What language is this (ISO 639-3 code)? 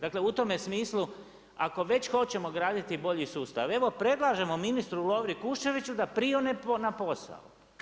hrv